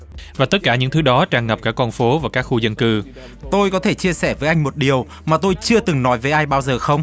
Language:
Vietnamese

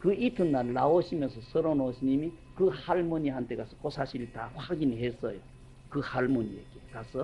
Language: Korean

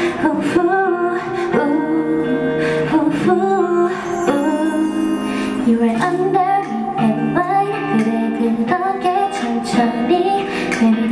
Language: Korean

